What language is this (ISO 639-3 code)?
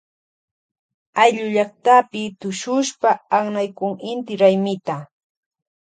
qvj